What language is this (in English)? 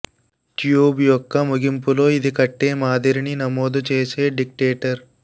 Telugu